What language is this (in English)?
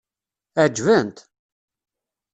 Kabyle